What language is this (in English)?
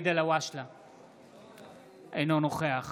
Hebrew